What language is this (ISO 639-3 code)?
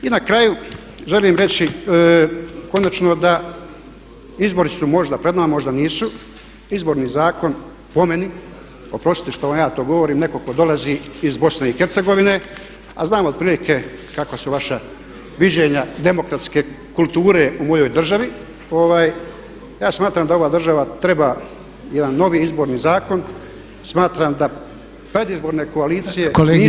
hrv